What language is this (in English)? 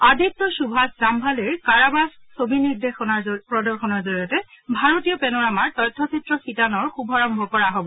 Assamese